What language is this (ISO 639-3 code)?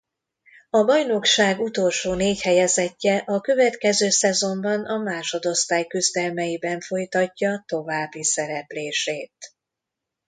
hun